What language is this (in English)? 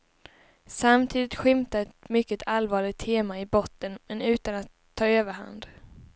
Swedish